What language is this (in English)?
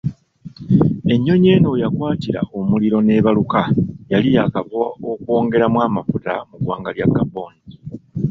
Ganda